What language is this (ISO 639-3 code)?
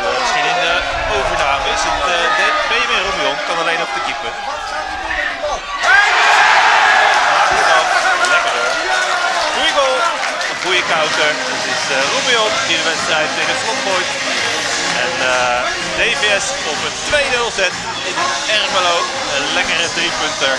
nld